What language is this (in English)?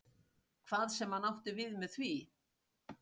Icelandic